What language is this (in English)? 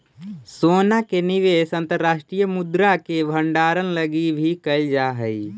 Magahi